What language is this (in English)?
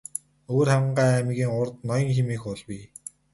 Mongolian